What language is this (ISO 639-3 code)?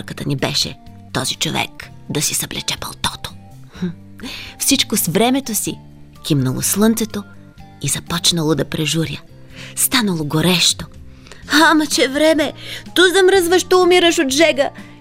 bul